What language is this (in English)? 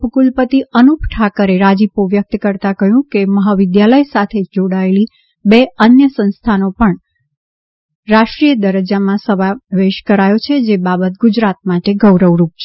Gujarati